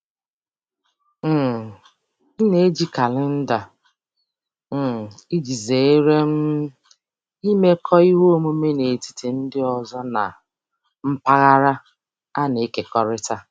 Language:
Igbo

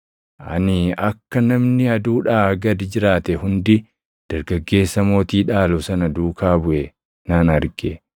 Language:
Oromo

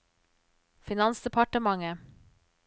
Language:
Norwegian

